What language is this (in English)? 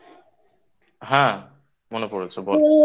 Bangla